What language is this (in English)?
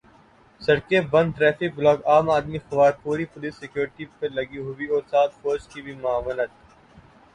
Urdu